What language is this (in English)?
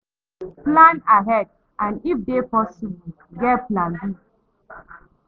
Nigerian Pidgin